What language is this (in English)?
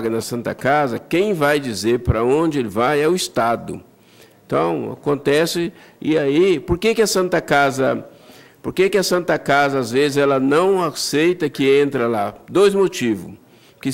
Portuguese